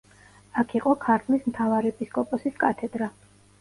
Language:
Georgian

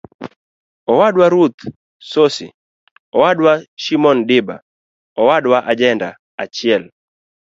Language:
Luo (Kenya and Tanzania)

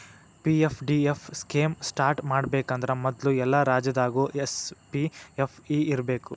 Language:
Kannada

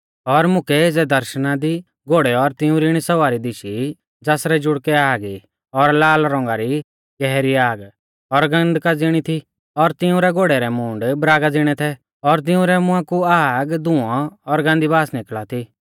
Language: Mahasu Pahari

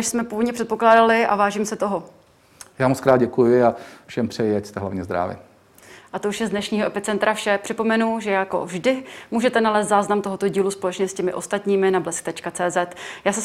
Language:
Czech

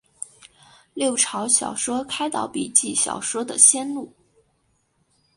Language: Chinese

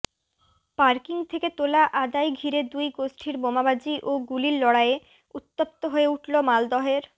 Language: Bangla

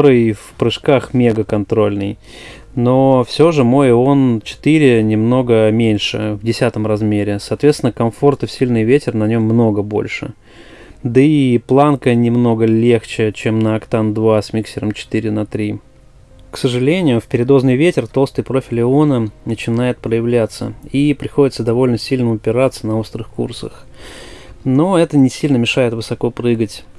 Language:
Russian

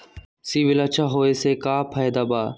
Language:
Magahi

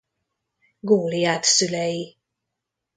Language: Hungarian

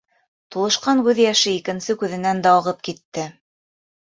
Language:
Bashkir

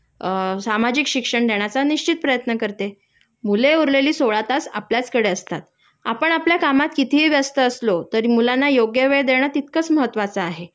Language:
Marathi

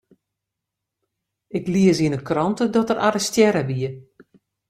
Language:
Western Frisian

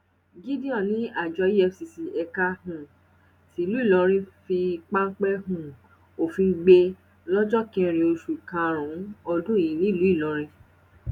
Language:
Yoruba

